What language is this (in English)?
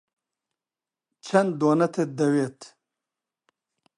Central Kurdish